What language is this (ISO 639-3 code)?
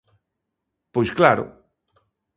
glg